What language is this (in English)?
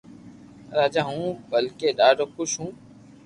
Loarki